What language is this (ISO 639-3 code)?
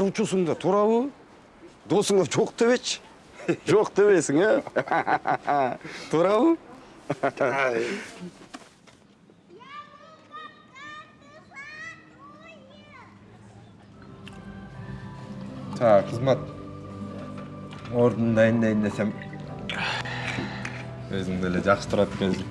tur